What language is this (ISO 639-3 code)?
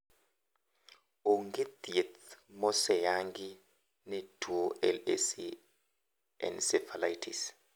luo